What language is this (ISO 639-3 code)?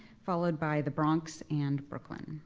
eng